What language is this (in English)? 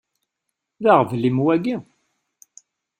Kabyle